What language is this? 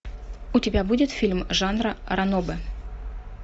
Russian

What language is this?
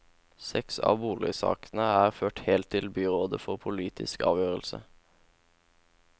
Norwegian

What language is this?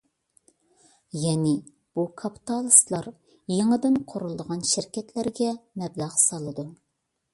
Uyghur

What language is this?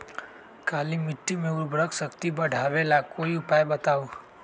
Magahi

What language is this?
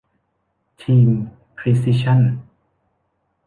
Thai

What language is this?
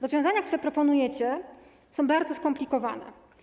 Polish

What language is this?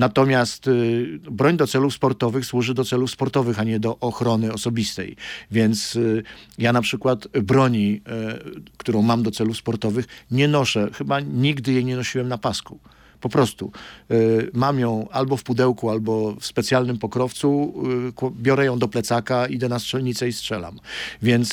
Polish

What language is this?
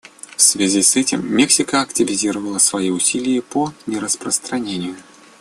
Russian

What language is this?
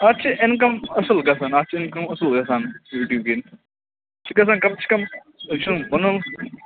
Kashmiri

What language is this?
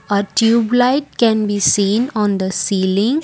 English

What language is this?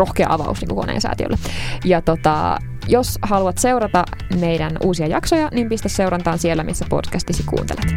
Finnish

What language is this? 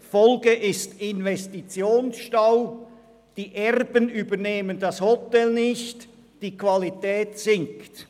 Swiss German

